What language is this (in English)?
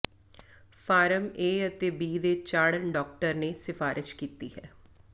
Punjabi